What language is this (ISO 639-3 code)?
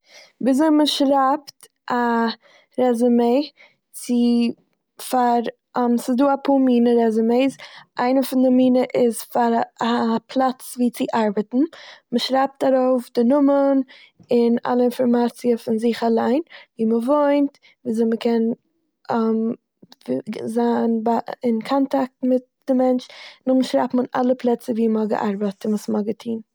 yid